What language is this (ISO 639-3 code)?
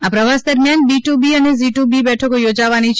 guj